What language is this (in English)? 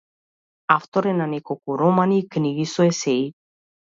Macedonian